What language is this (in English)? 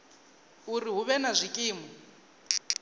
Venda